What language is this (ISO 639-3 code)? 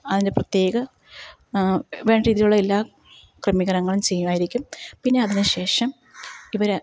mal